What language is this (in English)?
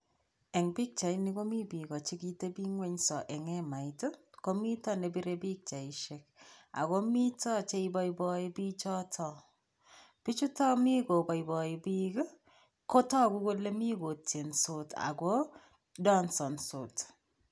Kalenjin